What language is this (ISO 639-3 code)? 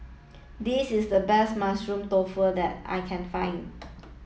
eng